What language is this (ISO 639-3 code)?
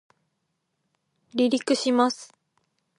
jpn